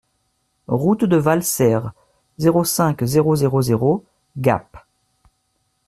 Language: French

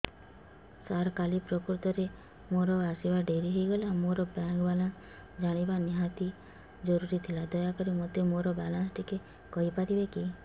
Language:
Odia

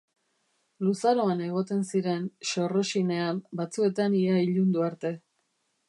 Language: Basque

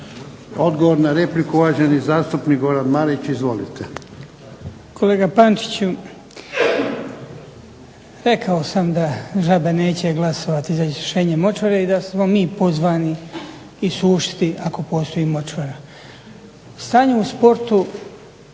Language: Croatian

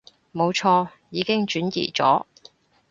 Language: Cantonese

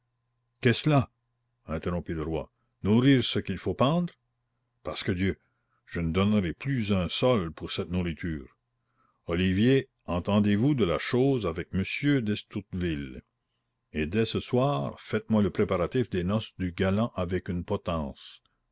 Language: French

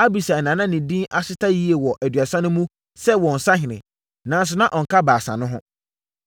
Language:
Akan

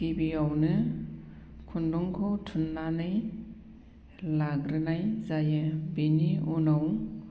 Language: Bodo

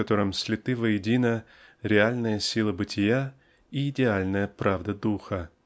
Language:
Russian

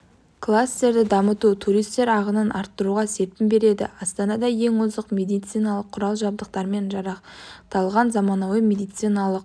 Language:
Kazakh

